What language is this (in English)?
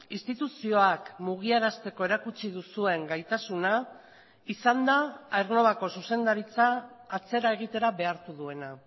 Basque